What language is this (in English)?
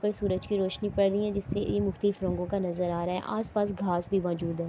Urdu